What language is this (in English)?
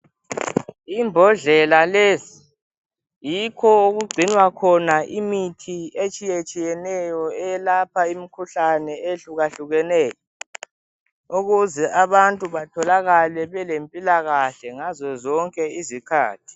North Ndebele